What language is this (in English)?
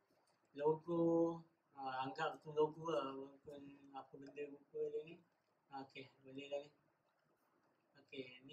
Malay